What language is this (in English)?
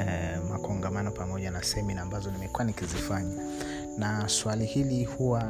Swahili